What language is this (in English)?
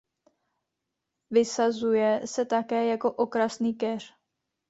Czech